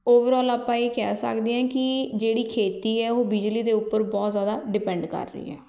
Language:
Punjabi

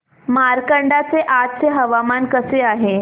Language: Marathi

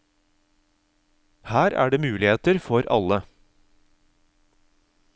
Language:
Norwegian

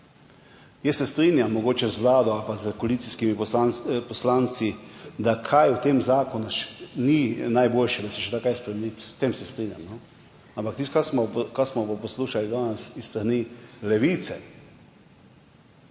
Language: Slovenian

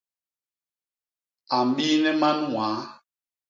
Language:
Basaa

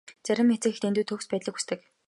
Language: Mongolian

